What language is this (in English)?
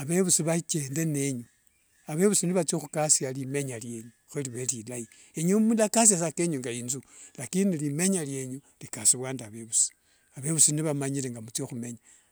Wanga